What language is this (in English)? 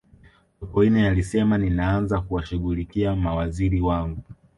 Swahili